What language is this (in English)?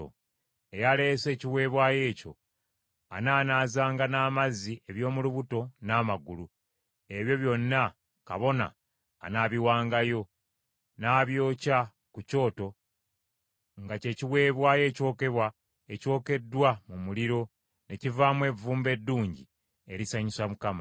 Ganda